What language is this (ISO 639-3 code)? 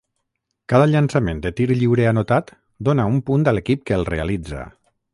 cat